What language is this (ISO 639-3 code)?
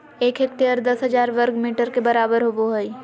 mag